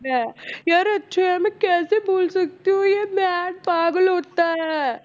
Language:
Punjabi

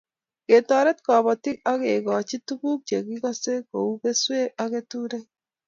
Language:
Kalenjin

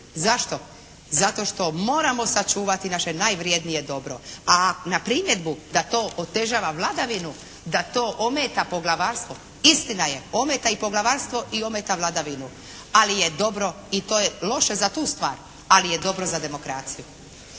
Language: Croatian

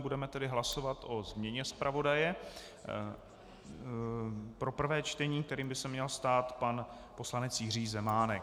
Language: Czech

